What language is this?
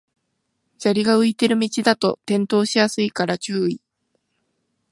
Japanese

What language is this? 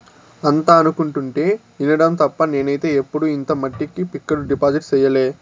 Telugu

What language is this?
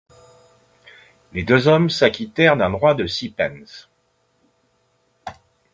French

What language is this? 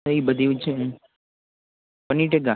Gujarati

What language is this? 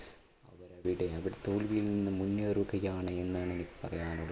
Malayalam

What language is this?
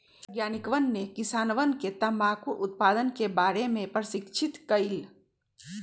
Magahi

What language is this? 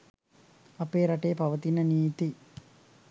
Sinhala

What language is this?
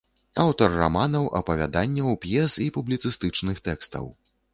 Belarusian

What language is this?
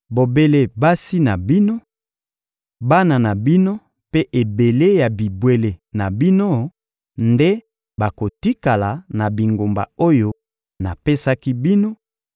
Lingala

